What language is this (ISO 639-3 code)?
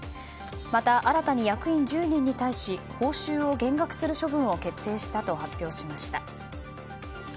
jpn